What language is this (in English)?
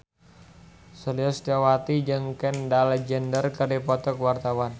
Sundanese